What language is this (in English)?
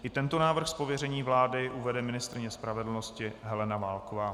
Czech